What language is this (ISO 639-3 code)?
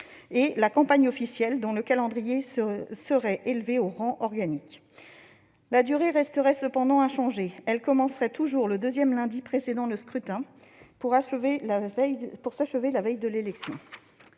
fra